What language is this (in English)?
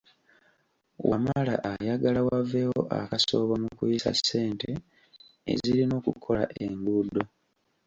Ganda